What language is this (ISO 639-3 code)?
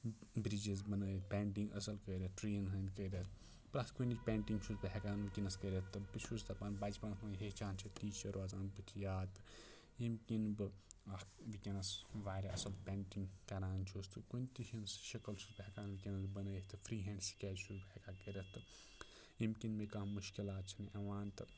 kas